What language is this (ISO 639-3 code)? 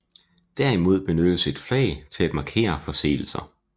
dan